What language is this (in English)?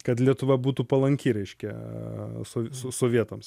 Lithuanian